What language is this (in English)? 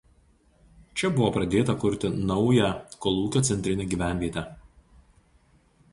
Lithuanian